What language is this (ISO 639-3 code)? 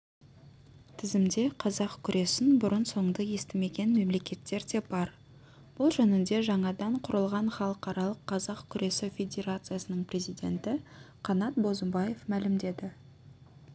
kaz